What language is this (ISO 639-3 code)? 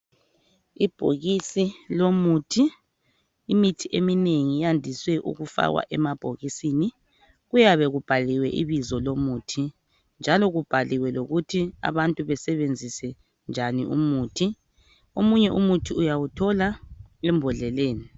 nde